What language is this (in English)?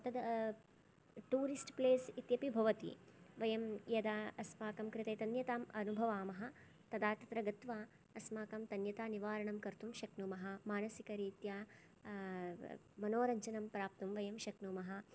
Sanskrit